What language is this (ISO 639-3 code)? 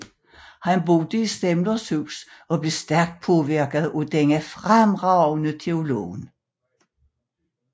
dan